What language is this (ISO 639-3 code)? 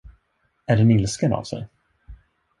swe